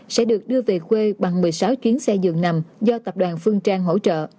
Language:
Vietnamese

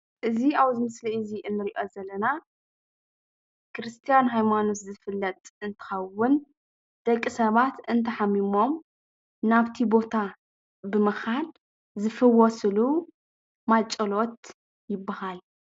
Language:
Tigrinya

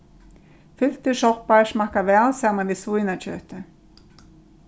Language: Faroese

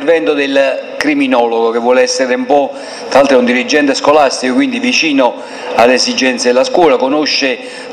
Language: Italian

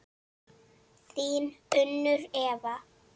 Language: Icelandic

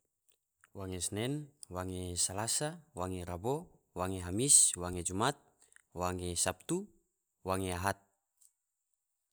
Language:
Tidore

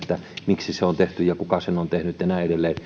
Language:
Finnish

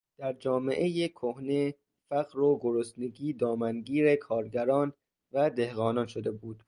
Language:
Persian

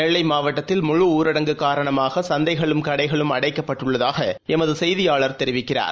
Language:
Tamil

